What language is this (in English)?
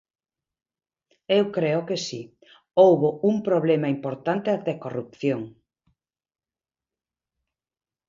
Galician